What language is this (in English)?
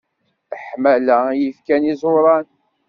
Kabyle